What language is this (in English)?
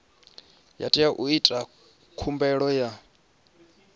Venda